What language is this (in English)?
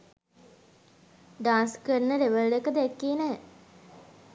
Sinhala